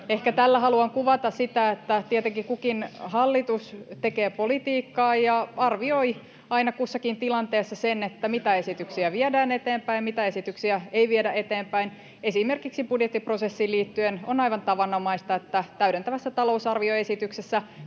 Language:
Finnish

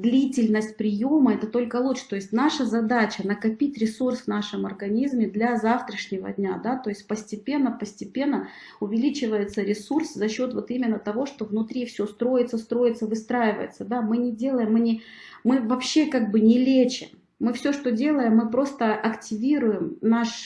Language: Russian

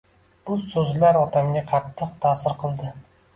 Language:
Uzbek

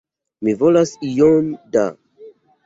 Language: Esperanto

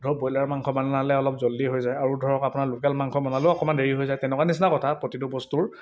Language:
Assamese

